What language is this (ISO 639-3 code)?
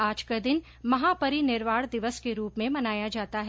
hin